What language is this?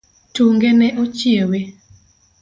Luo (Kenya and Tanzania)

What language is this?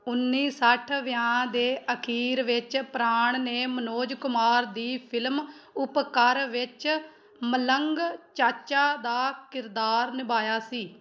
Punjabi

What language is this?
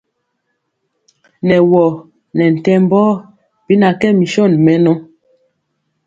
Mpiemo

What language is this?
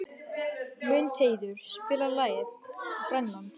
Icelandic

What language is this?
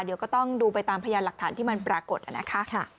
Thai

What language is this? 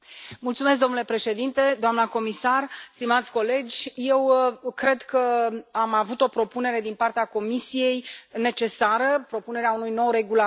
Romanian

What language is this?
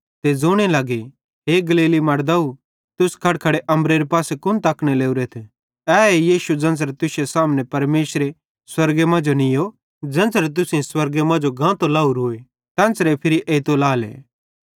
Bhadrawahi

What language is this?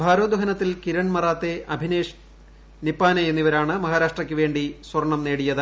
Malayalam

